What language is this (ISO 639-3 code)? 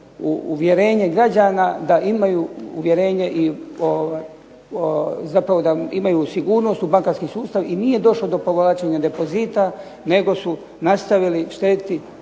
hrv